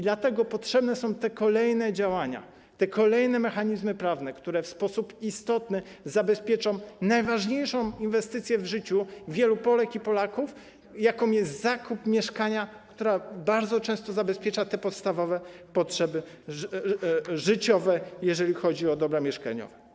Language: Polish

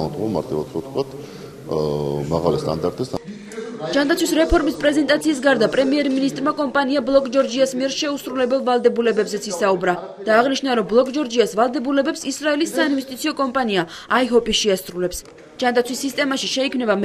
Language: Persian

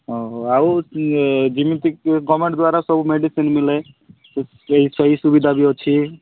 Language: Odia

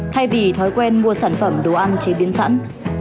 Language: Vietnamese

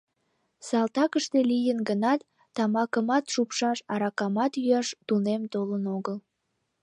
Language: Mari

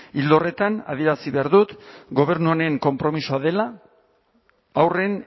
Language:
Basque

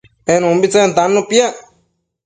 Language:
Matsés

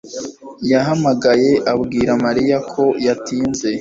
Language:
Kinyarwanda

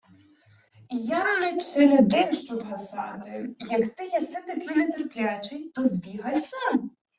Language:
Ukrainian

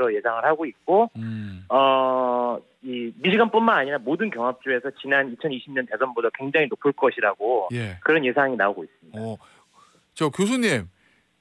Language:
Korean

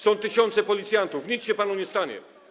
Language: Polish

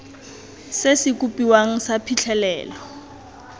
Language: Tswana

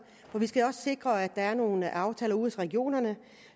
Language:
Danish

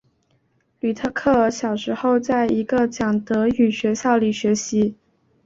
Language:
Chinese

